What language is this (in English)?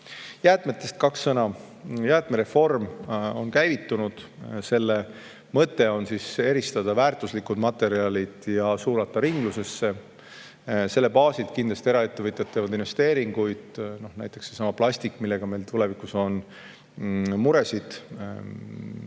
Estonian